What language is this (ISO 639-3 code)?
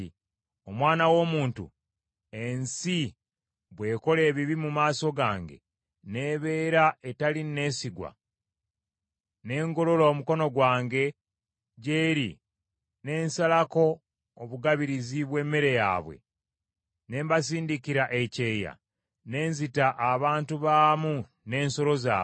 lug